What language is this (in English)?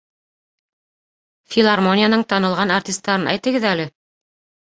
Bashkir